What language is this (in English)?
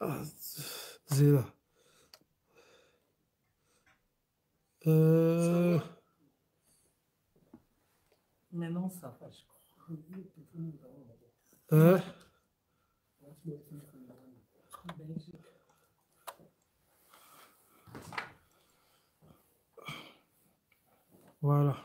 French